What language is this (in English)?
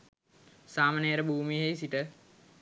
Sinhala